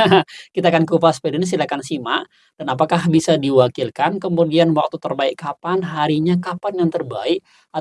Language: Indonesian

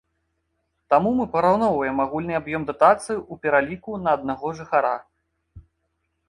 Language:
Belarusian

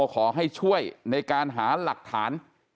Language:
Thai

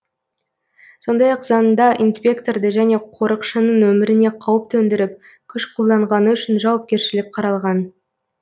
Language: Kazakh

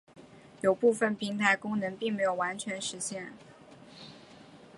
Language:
Chinese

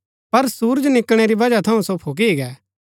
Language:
Gaddi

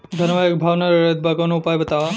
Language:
Bhojpuri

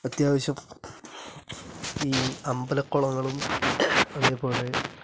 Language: Malayalam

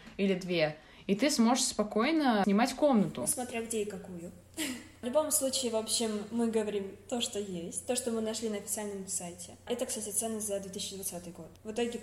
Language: Russian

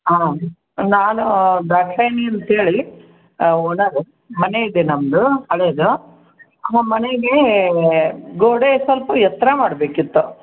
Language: Kannada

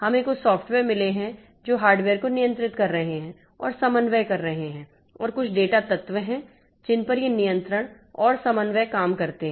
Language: Hindi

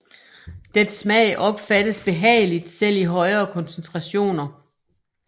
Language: Danish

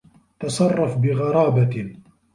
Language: Arabic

